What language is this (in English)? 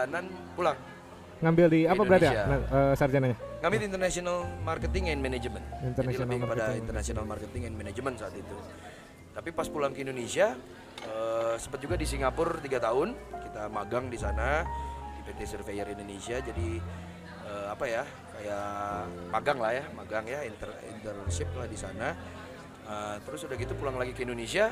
Indonesian